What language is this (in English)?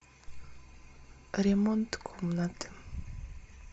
Russian